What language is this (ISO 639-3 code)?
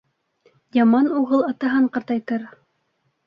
bak